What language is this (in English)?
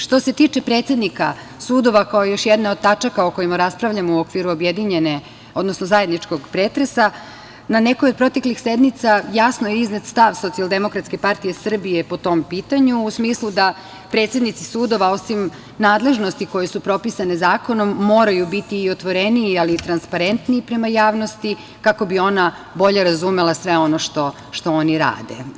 Serbian